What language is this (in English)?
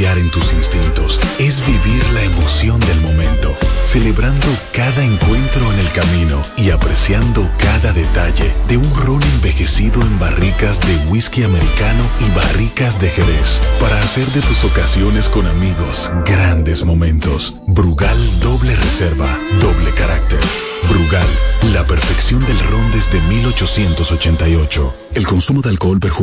Spanish